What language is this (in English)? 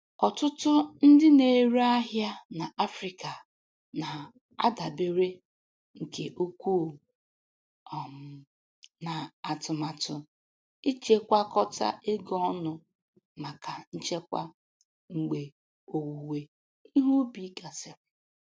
Igbo